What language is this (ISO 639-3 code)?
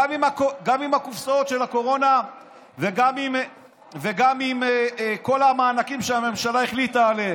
heb